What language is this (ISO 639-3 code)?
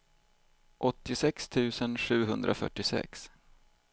swe